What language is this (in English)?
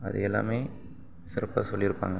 Tamil